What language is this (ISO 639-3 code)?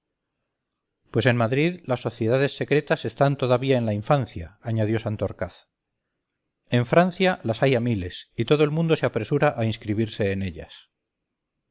spa